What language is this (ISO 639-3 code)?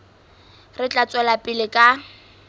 sot